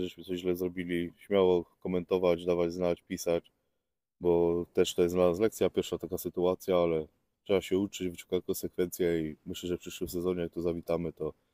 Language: Polish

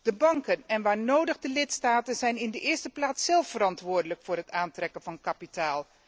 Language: Dutch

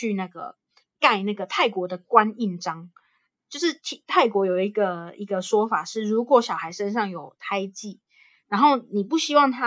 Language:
Chinese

